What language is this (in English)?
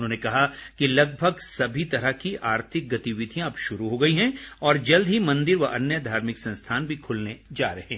Hindi